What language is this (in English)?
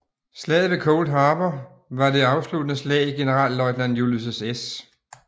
Danish